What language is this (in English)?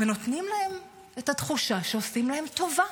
Hebrew